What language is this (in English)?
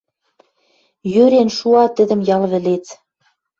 Western Mari